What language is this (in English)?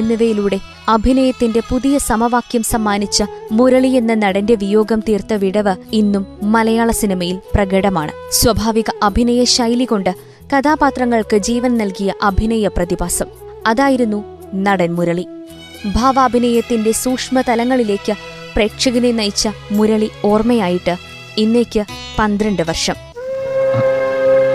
Malayalam